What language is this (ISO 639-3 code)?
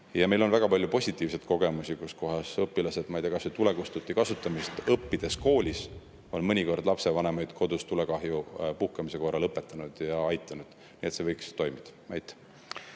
est